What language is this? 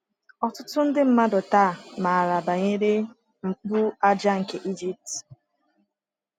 Igbo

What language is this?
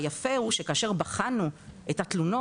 Hebrew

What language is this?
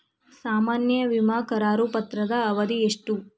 Kannada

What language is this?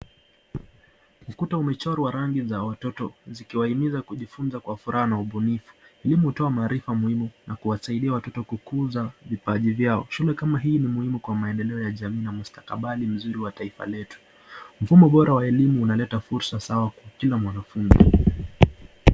Swahili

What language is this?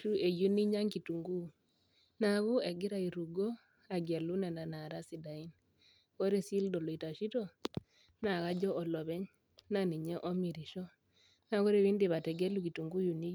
Masai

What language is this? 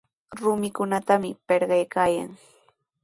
Sihuas Ancash Quechua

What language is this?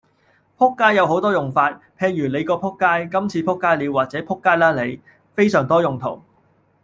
Cantonese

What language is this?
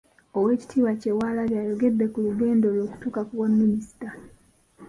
Ganda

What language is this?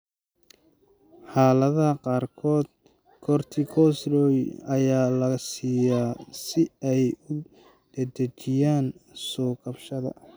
Somali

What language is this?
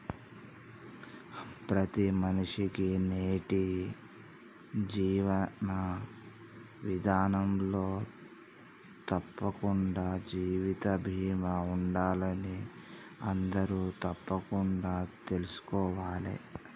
Telugu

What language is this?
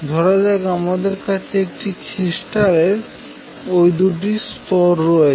Bangla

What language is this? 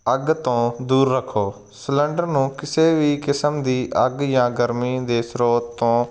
Punjabi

